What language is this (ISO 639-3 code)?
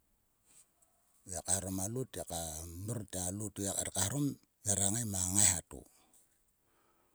sua